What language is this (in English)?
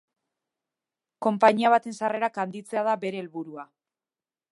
Basque